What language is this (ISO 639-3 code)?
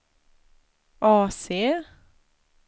swe